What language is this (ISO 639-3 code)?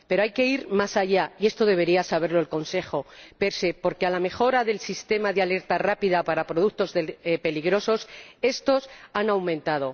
spa